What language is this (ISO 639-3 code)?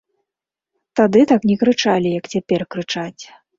bel